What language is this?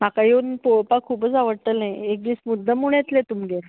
Konkani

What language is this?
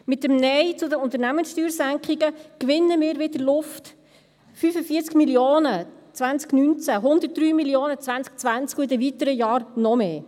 Swiss German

